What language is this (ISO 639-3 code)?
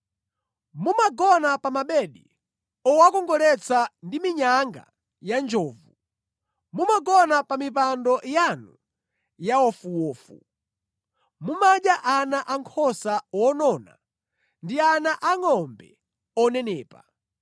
nya